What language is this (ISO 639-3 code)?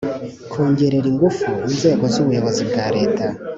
kin